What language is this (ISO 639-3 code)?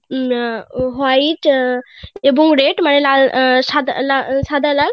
ben